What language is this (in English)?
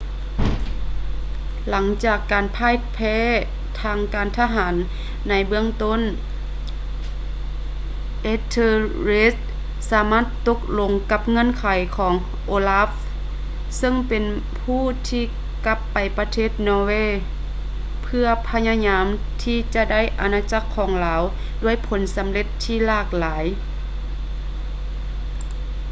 Lao